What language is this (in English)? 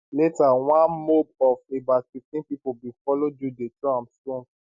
Nigerian Pidgin